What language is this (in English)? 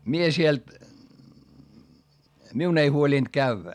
Finnish